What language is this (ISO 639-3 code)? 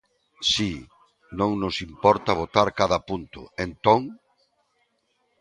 glg